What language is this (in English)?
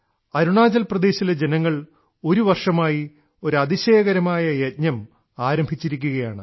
Malayalam